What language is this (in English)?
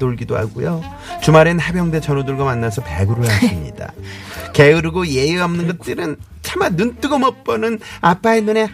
Korean